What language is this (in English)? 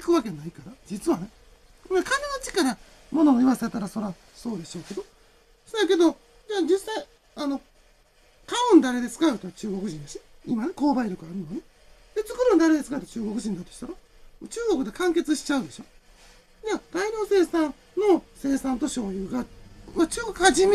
Japanese